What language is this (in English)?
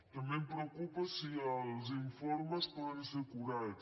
Catalan